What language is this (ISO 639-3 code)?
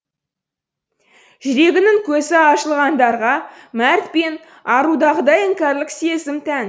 kaz